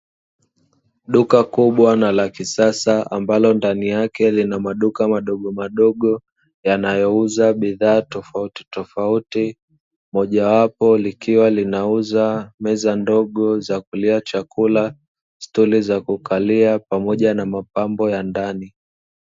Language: Swahili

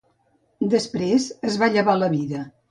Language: Catalan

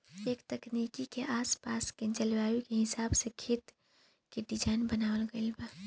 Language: Bhojpuri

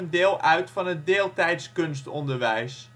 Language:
Dutch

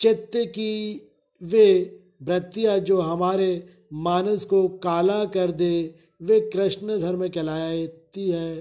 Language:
Hindi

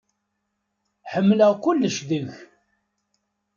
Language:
Kabyle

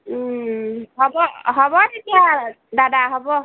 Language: Assamese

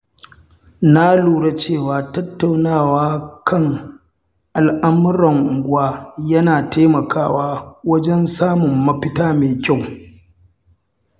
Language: Hausa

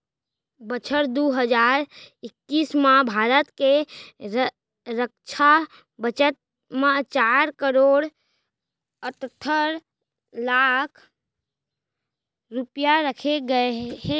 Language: Chhattisgarhi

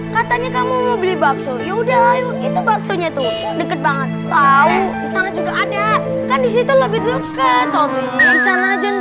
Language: Indonesian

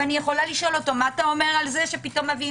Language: Hebrew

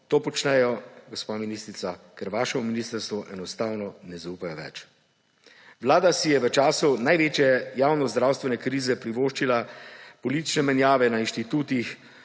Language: Slovenian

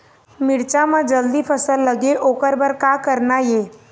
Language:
Chhattisgarhi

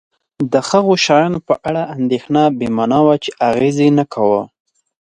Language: Pashto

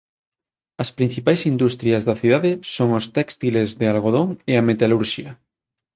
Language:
Galician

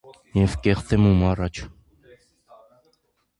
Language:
Armenian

